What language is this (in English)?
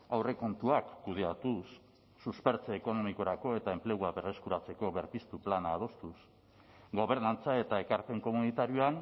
Basque